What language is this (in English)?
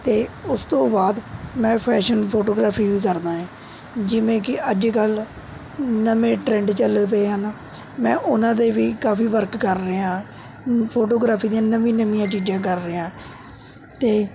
Punjabi